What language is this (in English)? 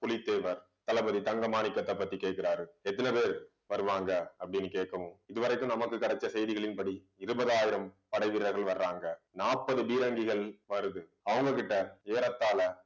Tamil